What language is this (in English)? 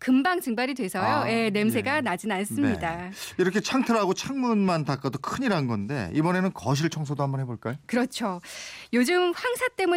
Korean